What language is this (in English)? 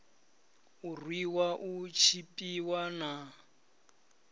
Venda